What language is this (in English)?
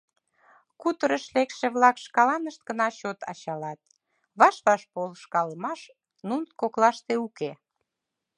Mari